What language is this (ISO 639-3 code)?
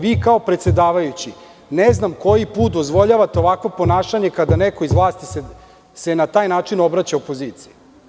srp